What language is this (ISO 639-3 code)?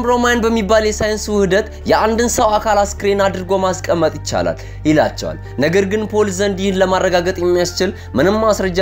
ara